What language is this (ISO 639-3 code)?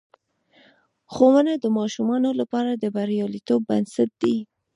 pus